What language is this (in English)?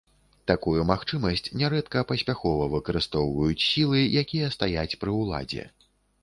Belarusian